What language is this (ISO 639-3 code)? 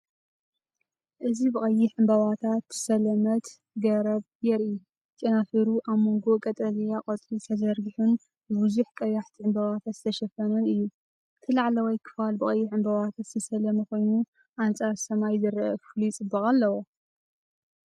tir